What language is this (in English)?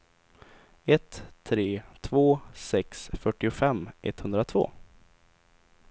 Swedish